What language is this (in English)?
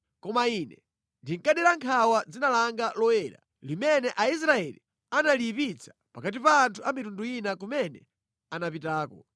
Nyanja